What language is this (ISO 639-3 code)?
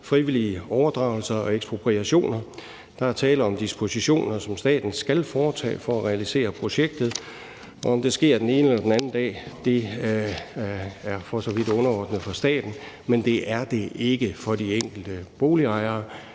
dan